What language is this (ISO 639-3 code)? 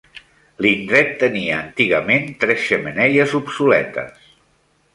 cat